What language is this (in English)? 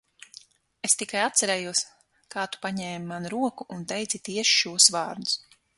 Latvian